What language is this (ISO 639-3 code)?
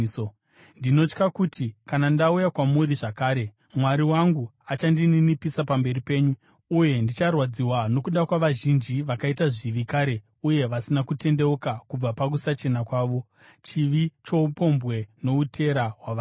sna